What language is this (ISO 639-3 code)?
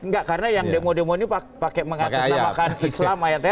ind